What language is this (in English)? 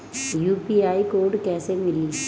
Bhojpuri